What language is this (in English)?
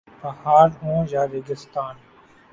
Urdu